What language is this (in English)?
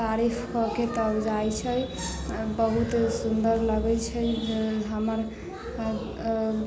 Maithili